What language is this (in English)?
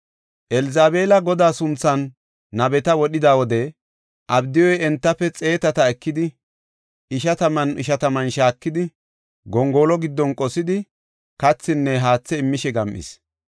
Gofa